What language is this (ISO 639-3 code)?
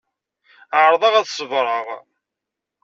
kab